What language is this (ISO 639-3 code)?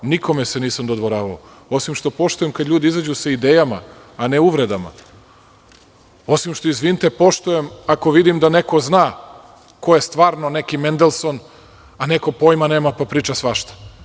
srp